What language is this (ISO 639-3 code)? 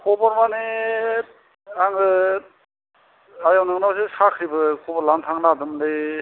brx